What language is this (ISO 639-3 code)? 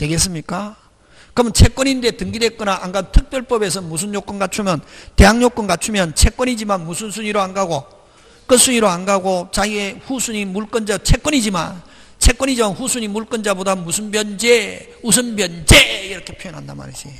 kor